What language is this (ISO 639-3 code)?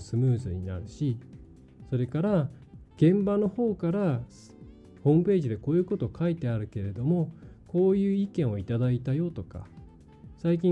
jpn